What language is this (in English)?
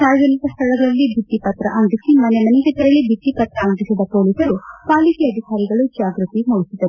Kannada